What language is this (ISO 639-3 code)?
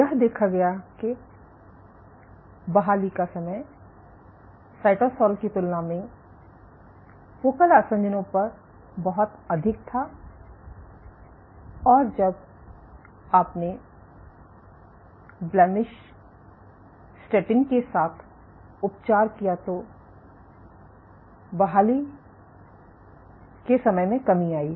hin